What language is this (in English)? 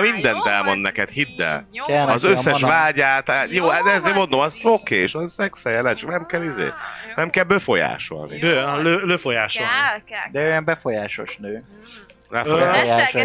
Hungarian